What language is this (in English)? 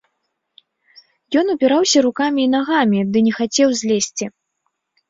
Belarusian